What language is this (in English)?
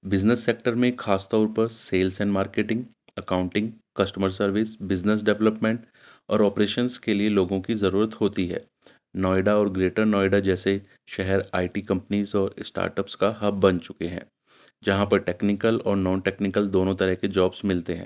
Urdu